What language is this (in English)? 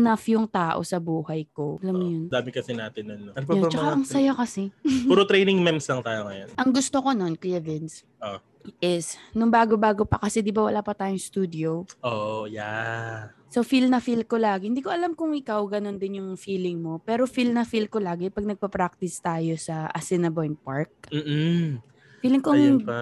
Filipino